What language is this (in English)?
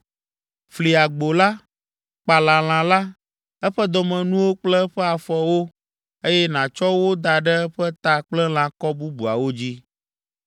Ewe